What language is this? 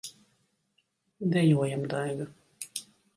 Latvian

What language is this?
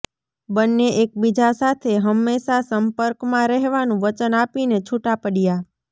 Gujarati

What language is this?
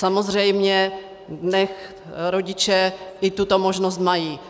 Czech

